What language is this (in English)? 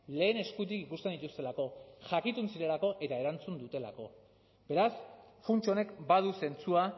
Basque